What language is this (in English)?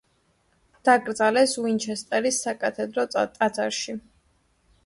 Georgian